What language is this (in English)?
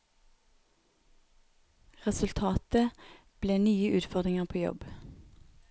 Norwegian